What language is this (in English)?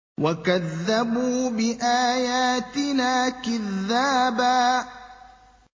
Arabic